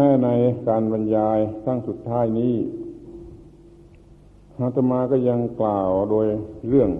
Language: Thai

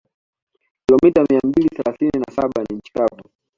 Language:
Swahili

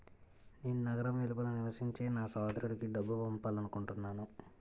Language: Telugu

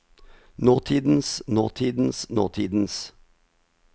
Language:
Norwegian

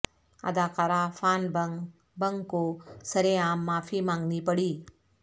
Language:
Urdu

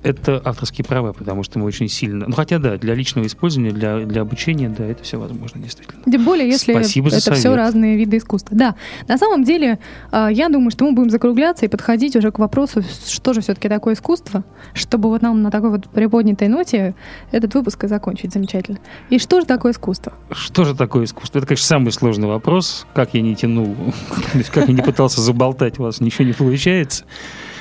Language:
Russian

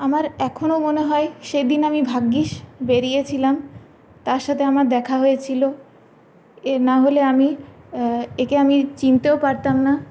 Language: Bangla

